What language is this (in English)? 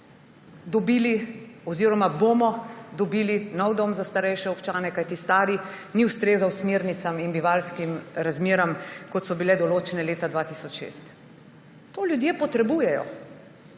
Slovenian